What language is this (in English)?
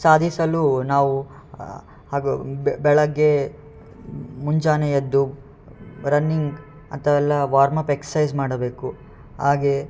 Kannada